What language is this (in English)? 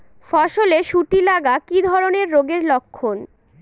Bangla